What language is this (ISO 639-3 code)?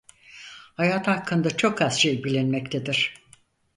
tur